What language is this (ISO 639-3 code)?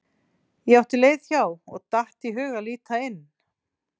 isl